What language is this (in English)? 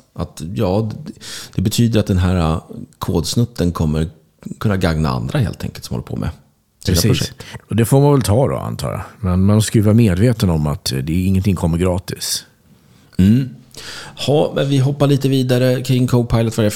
Swedish